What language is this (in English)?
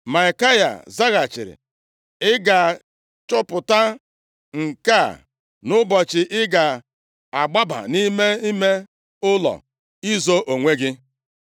Igbo